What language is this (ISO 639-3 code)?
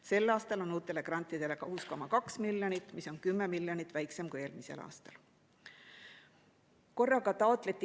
est